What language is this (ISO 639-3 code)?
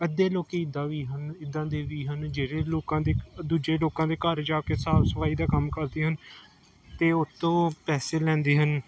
pan